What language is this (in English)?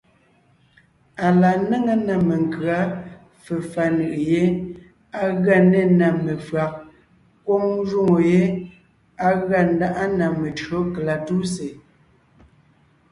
Ngiemboon